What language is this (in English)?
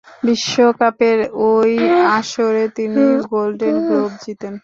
Bangla